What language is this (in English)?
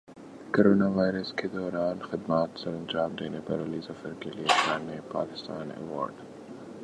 Urdu